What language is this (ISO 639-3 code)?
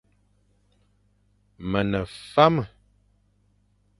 fan